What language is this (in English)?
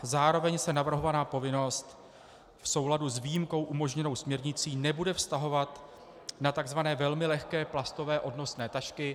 Czech